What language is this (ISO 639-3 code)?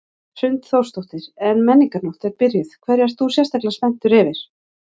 isl